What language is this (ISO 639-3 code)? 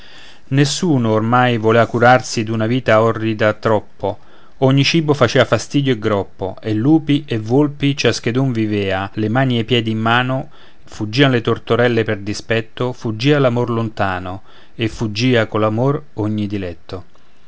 ita